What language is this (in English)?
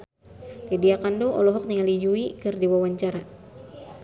Sundanese